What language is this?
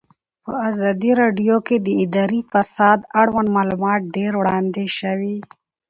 Pashto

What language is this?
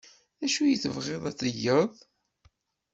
Kabyle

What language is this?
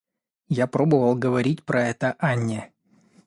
Russian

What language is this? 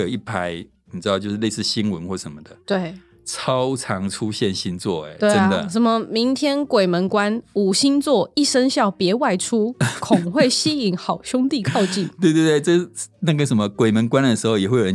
Chinese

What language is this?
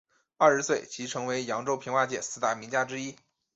Chinese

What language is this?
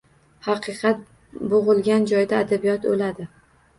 Uzbek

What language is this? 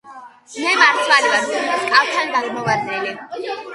Georgian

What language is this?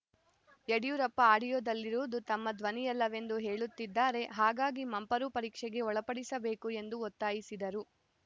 Kannada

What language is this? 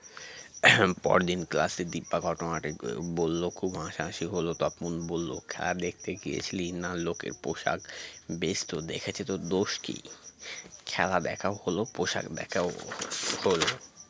Bangla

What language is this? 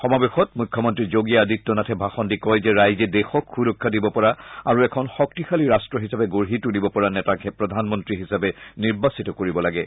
Assamese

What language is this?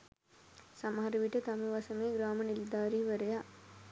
Sinhala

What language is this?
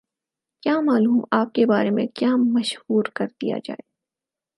Urdu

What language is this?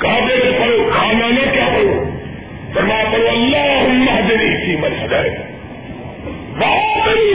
Urdu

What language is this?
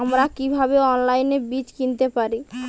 Bangla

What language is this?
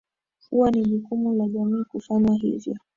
Swahili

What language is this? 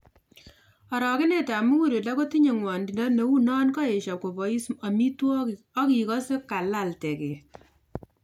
Kalenjin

